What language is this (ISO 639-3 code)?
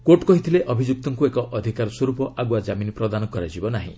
ori